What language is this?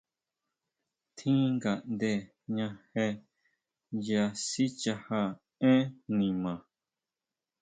Huautla Mazatec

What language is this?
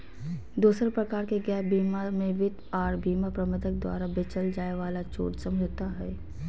Magahi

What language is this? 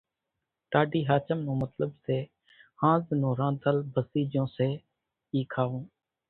Kachi Koli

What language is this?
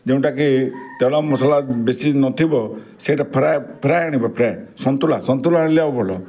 Odia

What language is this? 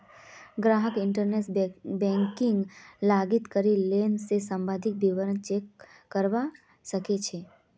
Magahi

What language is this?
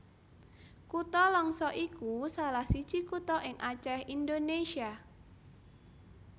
Javanese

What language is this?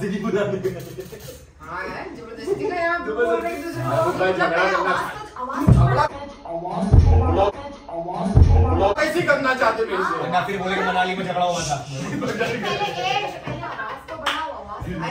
Hindi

